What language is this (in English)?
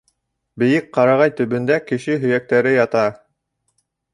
Bashkir